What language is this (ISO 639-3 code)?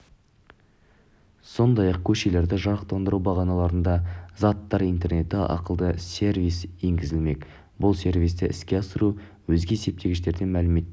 kaz